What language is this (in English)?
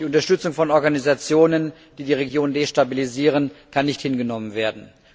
German